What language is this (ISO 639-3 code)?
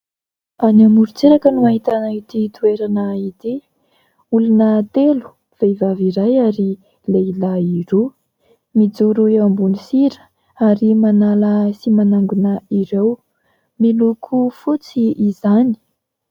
mlg